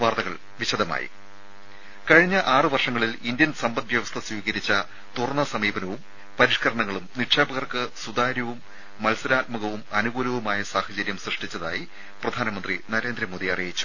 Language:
Malayalam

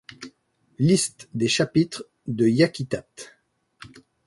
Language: French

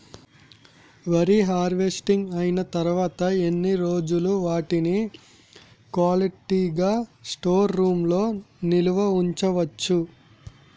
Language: Telugu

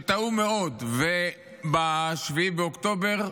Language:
Hebrew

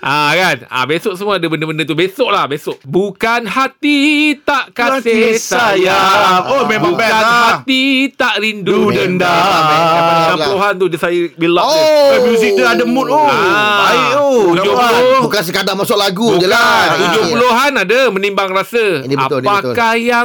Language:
Malay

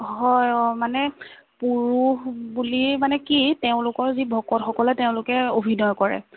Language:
Assamese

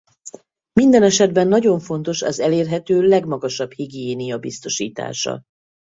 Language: Hungarian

